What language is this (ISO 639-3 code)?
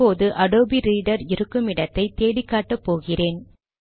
tam